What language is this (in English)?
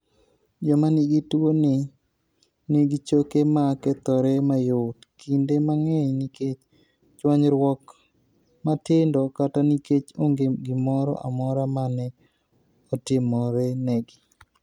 Luo (Kenya and Tanzania)